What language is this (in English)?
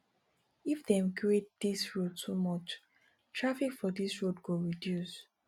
Nigerian Pidgin